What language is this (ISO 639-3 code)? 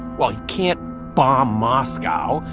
eng